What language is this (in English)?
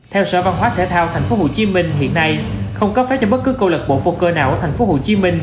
Vietnamese